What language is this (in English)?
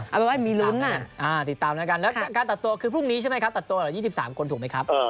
Thai